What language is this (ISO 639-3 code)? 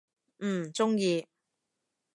yue